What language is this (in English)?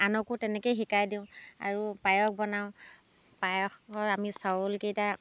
Assamese